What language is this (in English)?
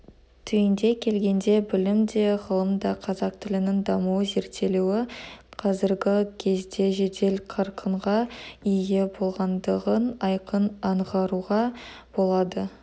Kazakh